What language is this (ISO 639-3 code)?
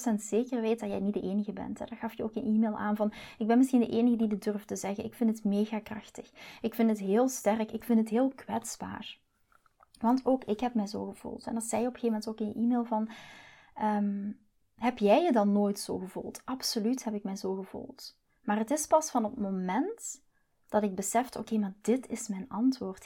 nld